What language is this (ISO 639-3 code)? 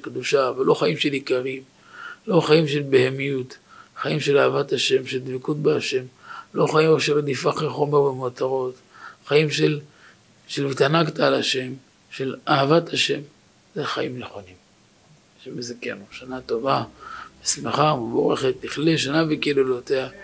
heb